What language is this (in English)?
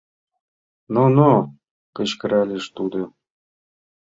Mari